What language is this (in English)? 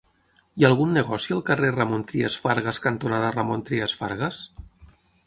Catalan